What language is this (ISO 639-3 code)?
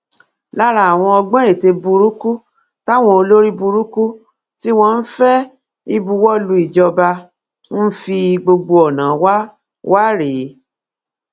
yor